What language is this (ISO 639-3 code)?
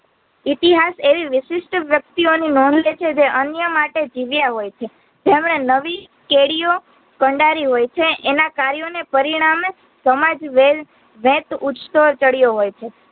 guj